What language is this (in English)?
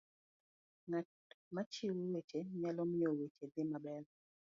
Luo (Kenya and Tanzania)